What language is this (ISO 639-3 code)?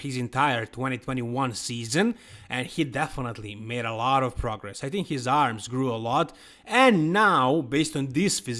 eng